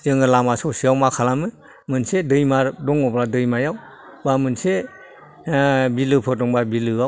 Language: Bodo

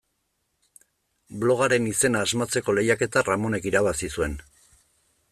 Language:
Basque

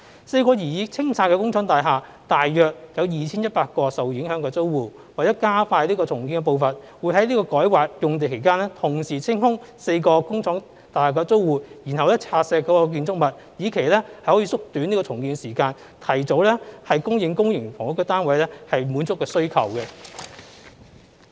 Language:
Cantonese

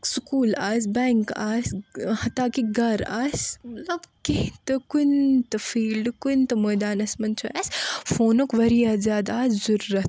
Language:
Kashmiri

